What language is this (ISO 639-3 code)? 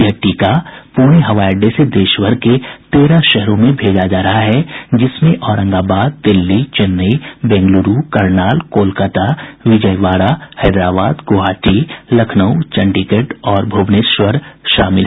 hin